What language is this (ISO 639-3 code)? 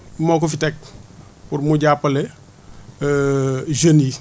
wol